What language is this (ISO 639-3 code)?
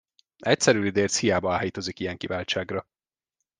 hun